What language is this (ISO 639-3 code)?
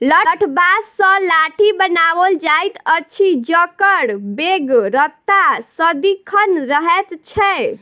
mai